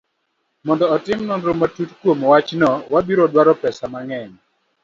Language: Luo (Kenya and Tanzania)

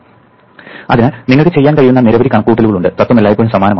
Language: Malayalam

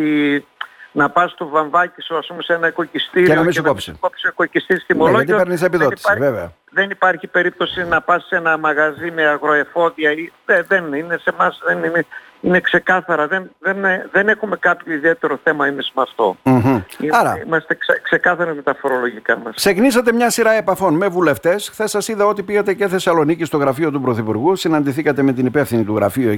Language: Greek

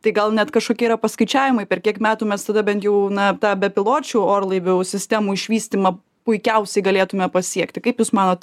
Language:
Lithuanian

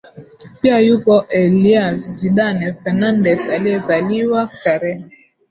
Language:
Swahili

